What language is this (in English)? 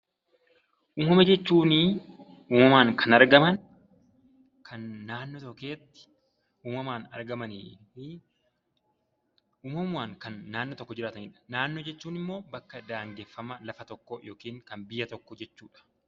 Oromo